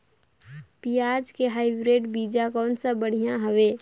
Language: Chhattisgarhi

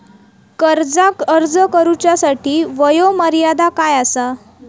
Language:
Marathi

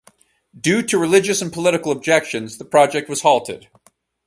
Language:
English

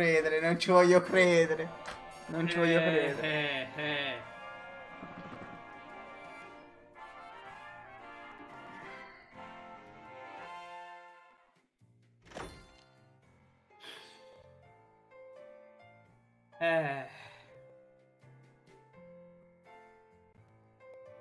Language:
Italian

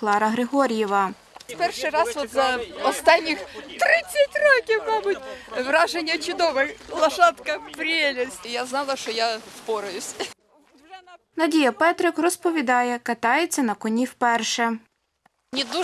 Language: Ukrainian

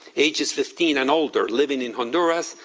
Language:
English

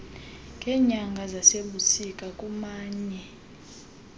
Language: Xhosa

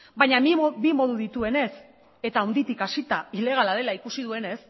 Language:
Basque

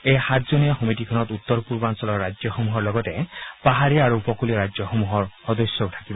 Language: Assamese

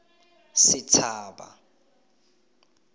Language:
Tswana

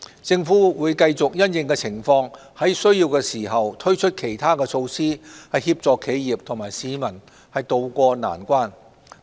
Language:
Cantonese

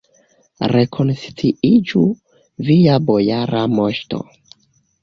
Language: Esperanto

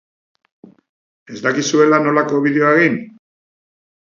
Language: Basque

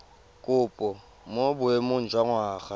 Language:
Tswana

